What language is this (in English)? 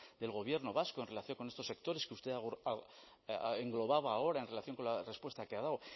Spanish